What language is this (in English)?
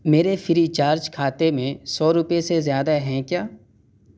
Urdu